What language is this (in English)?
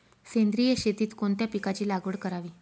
Marathi